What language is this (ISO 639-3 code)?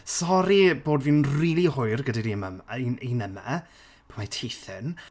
cym